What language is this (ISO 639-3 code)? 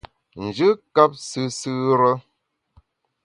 bax